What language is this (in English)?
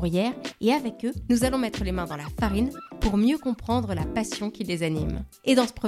French